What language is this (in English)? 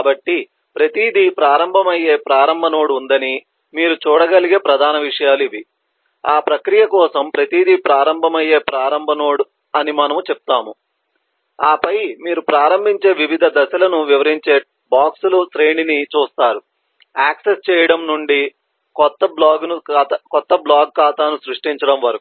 Telugu